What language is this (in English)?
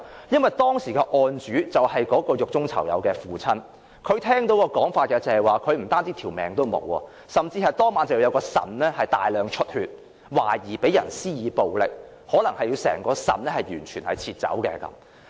Cantonese